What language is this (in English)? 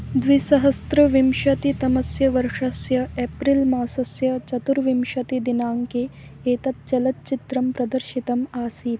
Sanskrit